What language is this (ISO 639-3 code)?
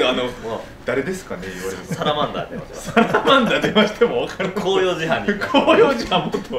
jpn